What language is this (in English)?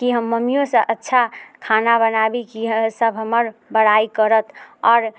Maithili